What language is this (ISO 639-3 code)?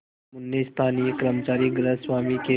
hin